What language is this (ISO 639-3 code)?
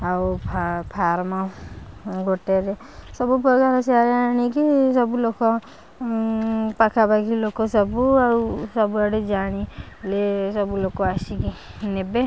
ori